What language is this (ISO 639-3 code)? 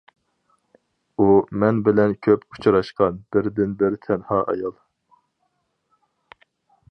uig